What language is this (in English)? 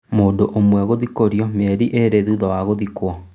Kikuyu